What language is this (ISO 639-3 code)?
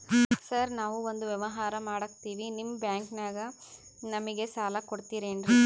kan